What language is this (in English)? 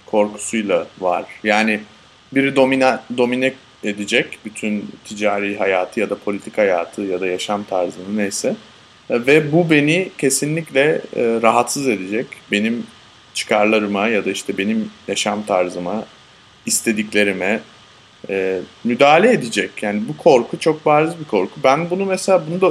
Turkish